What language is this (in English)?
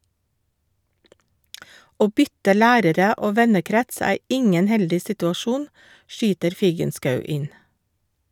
Norwegian